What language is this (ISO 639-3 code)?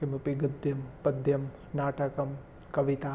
san